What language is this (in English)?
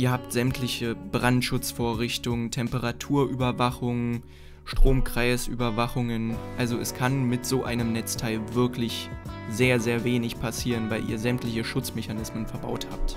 German